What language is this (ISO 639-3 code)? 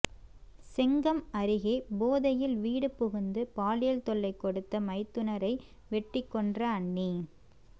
tam